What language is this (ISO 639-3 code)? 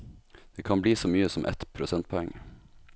nor